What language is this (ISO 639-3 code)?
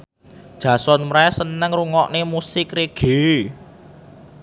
jav